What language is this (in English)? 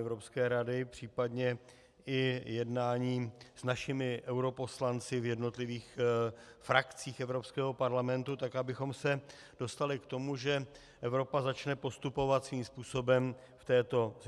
Czech